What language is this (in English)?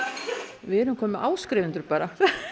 Icelandic